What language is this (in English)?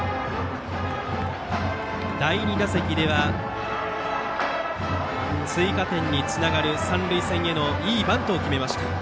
Japanese